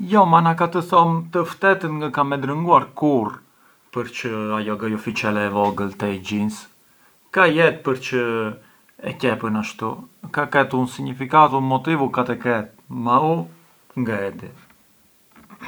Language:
Arbëreshë Albanian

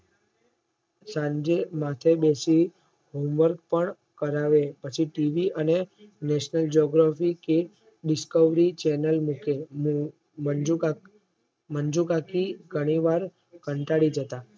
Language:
Gujarati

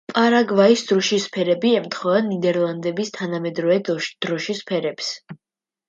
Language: Georgian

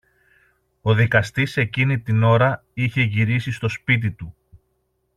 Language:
Greek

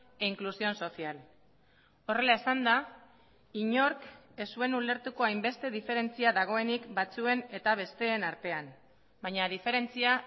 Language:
Basque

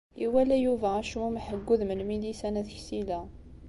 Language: Kabyle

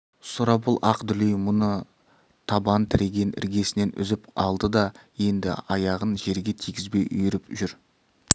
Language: Kazakh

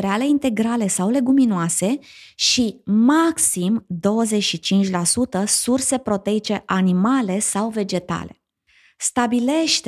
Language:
Romanian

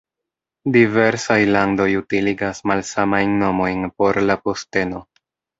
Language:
Esperanto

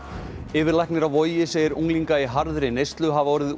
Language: Icelandic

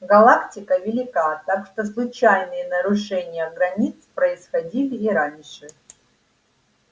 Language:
Russian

